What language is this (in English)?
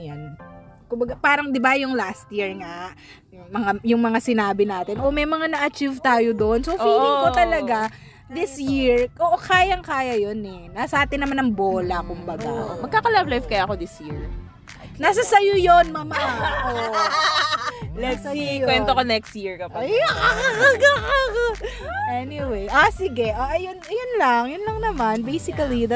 Filipino